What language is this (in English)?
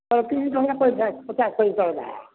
Odia